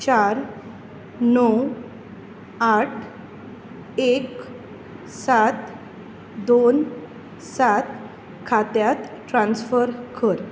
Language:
Konkani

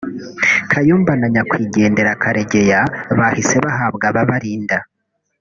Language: Kinyarwanda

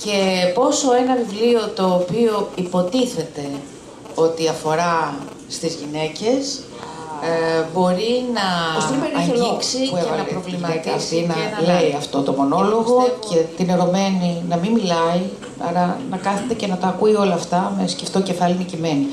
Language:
Greek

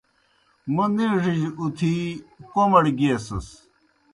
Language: Kohistani Shina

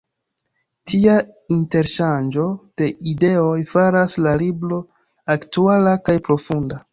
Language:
Esperanto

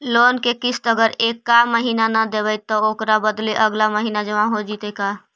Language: Magahi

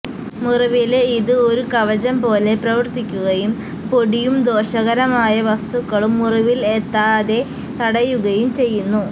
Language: Malayalam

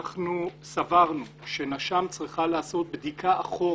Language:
Hebrew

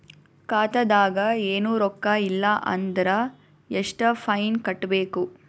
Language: Kannada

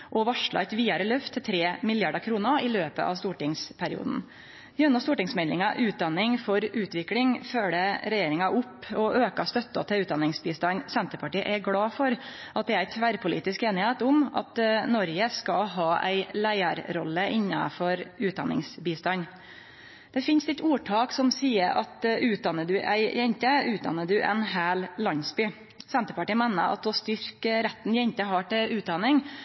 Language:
Norwegian Nynorsk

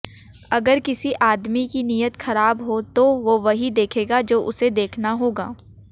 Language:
Hindi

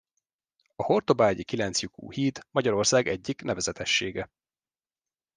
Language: Hungarian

